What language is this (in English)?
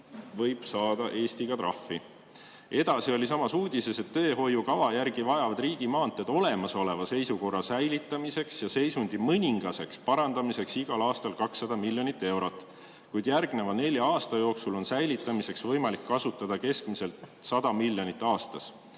Estonian